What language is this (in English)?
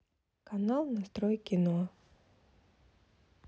Russian